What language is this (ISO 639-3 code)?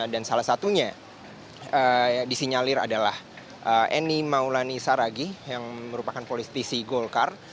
ind